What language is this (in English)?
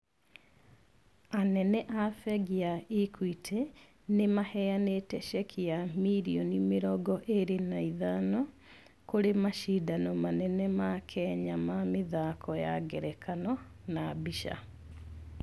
Kikuyu